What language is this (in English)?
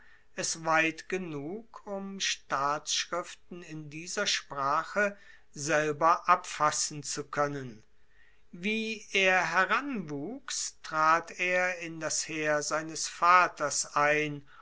German